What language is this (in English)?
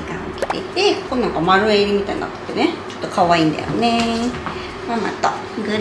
Japanese